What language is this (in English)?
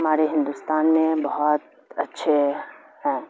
Urdu